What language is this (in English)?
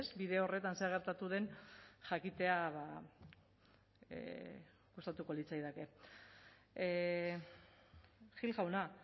Basque